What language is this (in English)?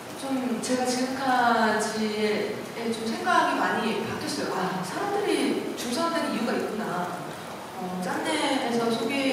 Korean